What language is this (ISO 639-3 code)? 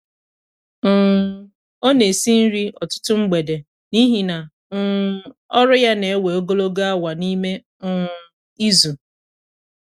ibo